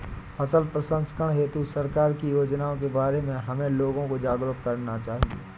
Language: Hindi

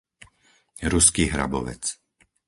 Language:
Slovak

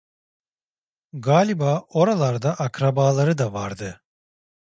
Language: Turkish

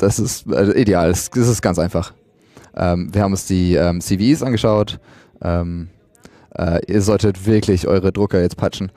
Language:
German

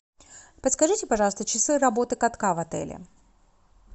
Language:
Russian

